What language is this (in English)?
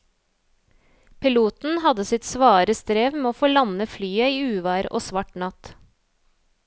Norwegian